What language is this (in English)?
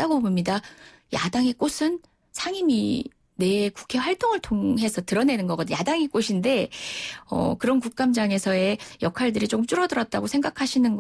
Korean